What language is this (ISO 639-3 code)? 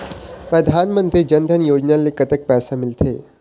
hne